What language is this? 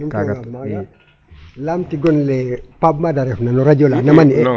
Serer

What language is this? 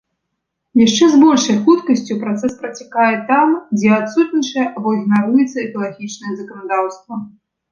Belarusian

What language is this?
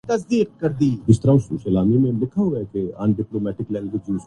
Urdu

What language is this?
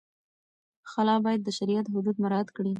Pashto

